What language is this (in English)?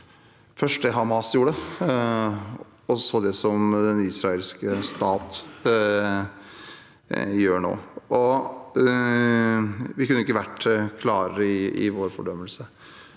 Norwegian